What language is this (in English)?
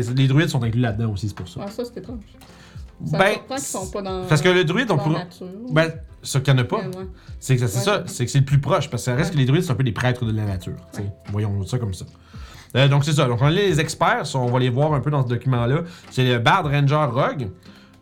French